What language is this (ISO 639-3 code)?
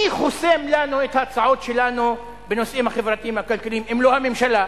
heb